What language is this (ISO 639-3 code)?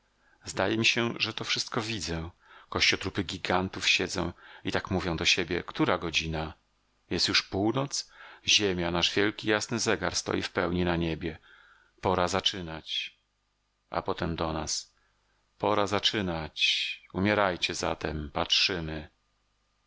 pol